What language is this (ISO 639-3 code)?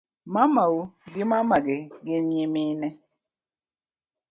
luo